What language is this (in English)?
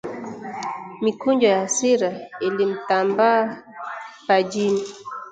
Swahili